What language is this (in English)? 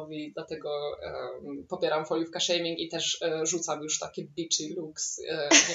Polish